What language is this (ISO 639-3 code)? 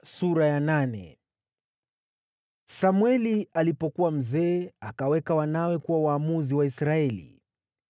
swa